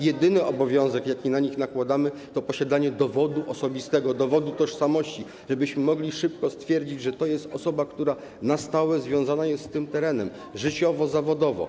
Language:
Polish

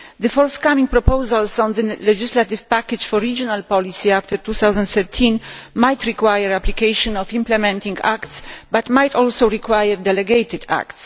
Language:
English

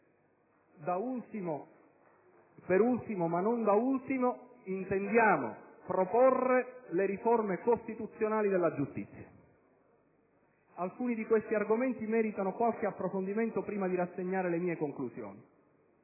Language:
Italian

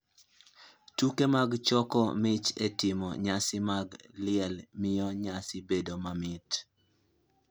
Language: Luo (Kenya and Tanzania)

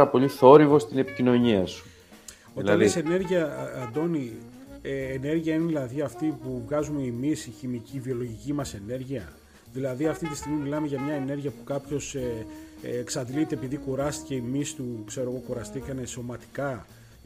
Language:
Greek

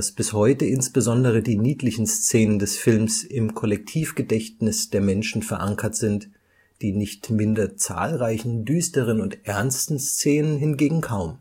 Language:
German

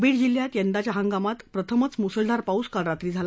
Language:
Marathi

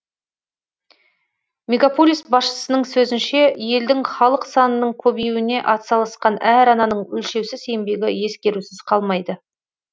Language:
Kazakh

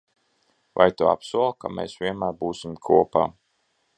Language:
Latvian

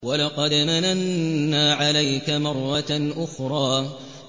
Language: Arabic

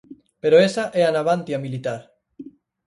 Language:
Galician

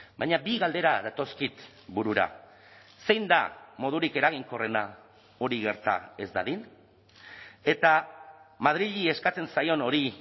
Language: Basque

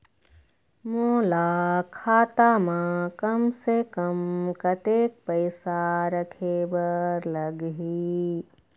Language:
Chhattisgarhi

